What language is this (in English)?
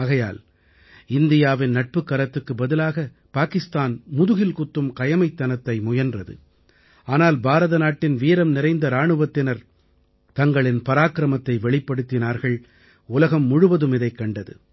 Tamil